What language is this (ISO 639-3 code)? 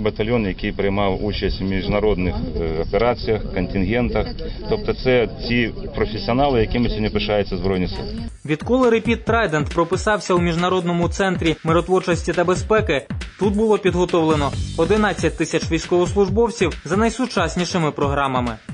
ukr